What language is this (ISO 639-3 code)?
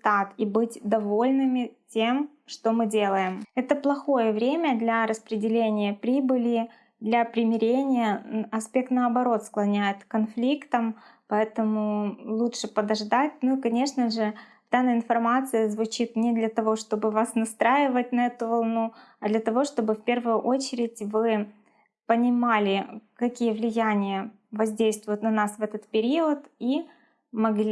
rus